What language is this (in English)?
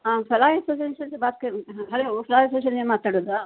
Kannada